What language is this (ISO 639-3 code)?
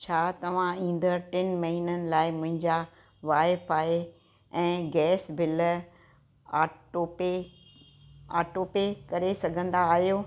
snd